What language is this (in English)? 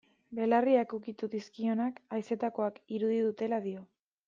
Basque